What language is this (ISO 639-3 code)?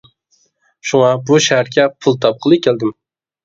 uig